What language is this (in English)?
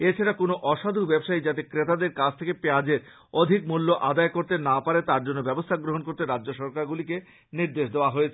Bangla